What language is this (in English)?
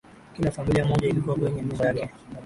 Swahili